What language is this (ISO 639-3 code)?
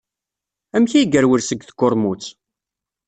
kab